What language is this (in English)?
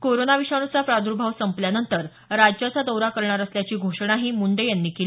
Marathi